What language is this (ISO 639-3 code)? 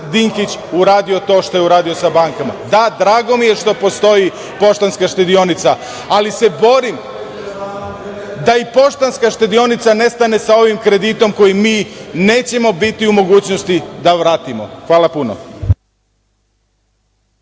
srp